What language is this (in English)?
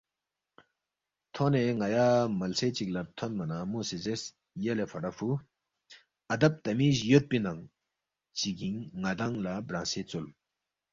Balti